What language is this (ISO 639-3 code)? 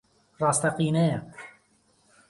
ckb